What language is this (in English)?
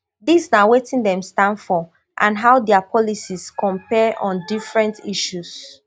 Nigerian Pidgin